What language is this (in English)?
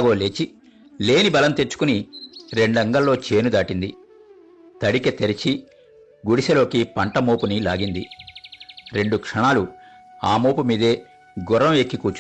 Telugu